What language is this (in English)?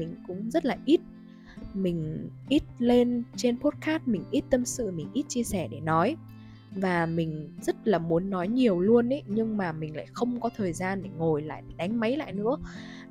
Vietnamese